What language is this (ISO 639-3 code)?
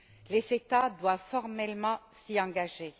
fra